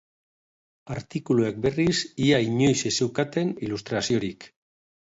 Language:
Basque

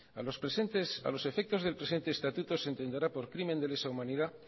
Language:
Spanish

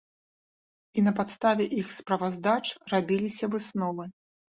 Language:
Belarusian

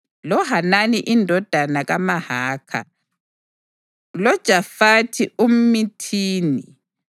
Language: North Ndebele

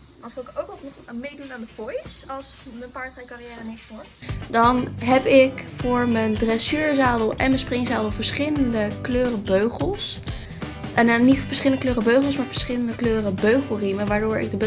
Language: Dutch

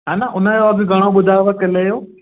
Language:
Sindhi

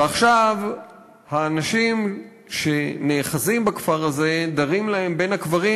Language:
Hebrew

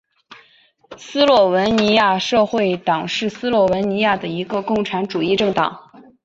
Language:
Chinese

